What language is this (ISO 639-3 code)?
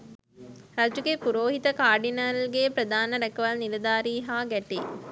sin